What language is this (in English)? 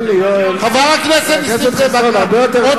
Hebrew